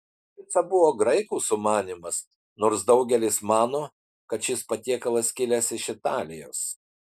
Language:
Lithuanian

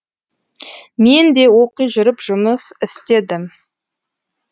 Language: Kazakh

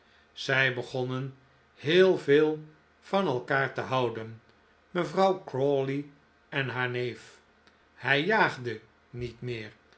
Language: Dutch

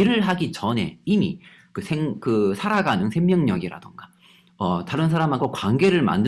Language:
Korean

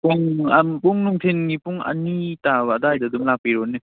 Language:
Manipuri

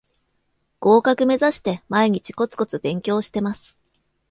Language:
Japanese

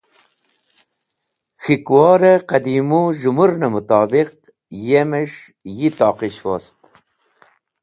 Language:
Wakhi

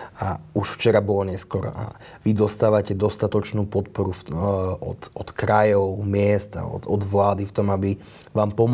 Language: Slovak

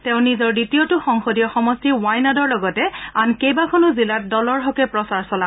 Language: Assamese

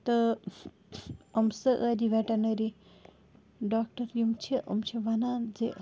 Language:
Kashmiri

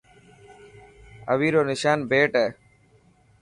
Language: Dhatki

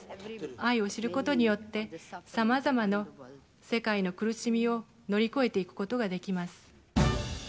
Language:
Japanese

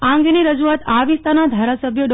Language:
Gujarati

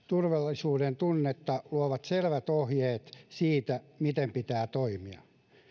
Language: Finnish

